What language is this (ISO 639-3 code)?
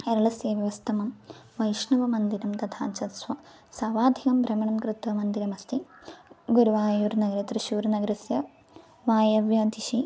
san